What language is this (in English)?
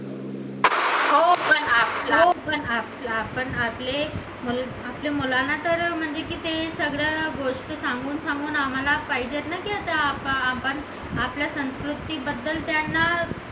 Marathi